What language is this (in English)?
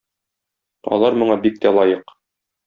Tatar